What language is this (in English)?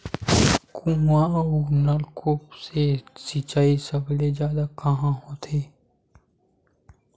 Chhattisgarhi